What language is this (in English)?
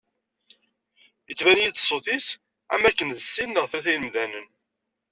Kabyle